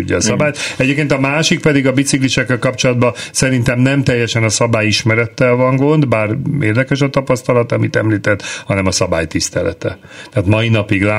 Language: Hungarian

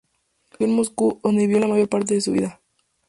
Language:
Spanish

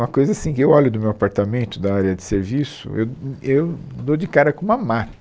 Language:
Portuguese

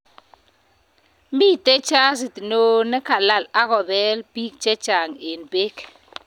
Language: Kalenjin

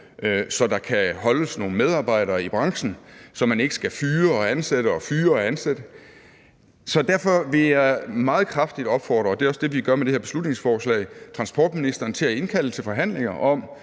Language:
Danish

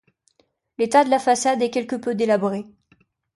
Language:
French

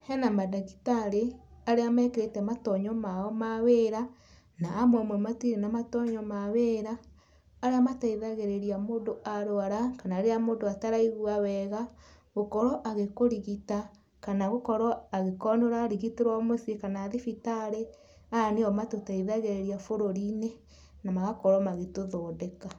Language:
Kikuyu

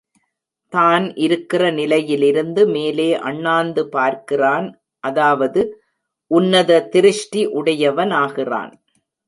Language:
Tamil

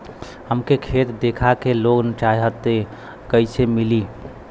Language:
Bhojpuri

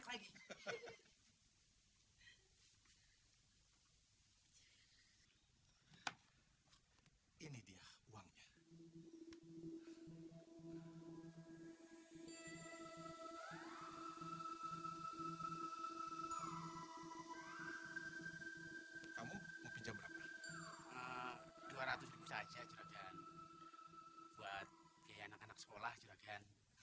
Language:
Indonesian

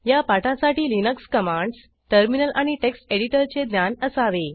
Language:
Marathi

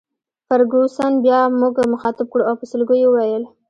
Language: Pashto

